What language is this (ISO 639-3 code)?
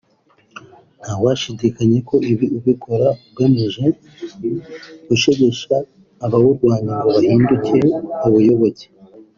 kin